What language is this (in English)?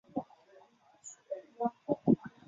Chinese